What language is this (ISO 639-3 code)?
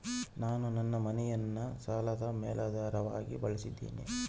kan